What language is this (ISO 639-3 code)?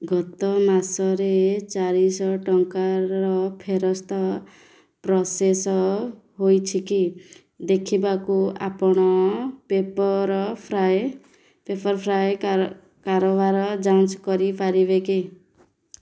ori